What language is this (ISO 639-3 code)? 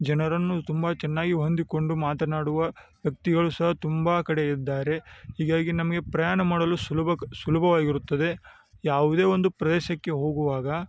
kan